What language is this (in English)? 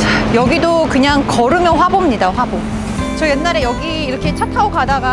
Korean